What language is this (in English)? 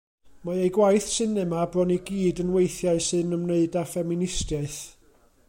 Welsh